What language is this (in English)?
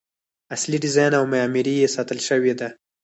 Pashto